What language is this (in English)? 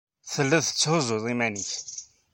Kabyle